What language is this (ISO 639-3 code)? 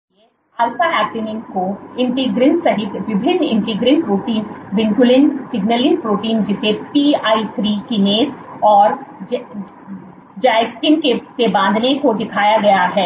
hin